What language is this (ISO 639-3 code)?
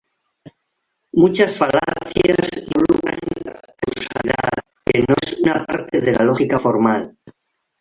spa